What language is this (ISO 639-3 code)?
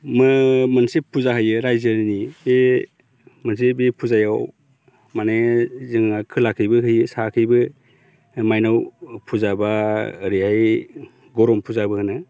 brx